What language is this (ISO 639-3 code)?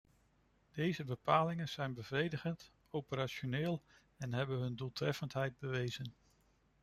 nld